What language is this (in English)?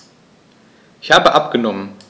German